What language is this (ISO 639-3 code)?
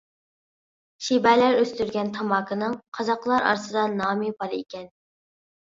uig